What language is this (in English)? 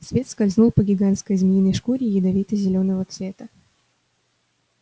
Russian